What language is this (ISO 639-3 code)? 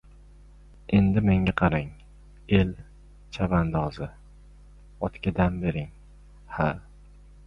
uzb